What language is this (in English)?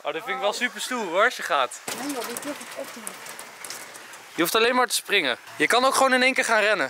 Dutch